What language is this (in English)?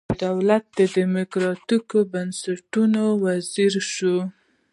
Pashto